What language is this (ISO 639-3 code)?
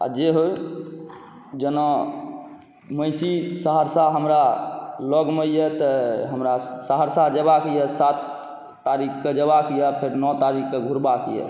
mai